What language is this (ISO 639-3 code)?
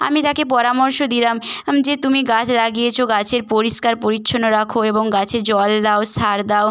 ben